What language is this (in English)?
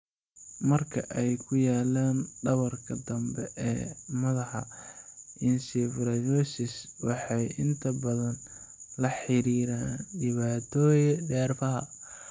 Somali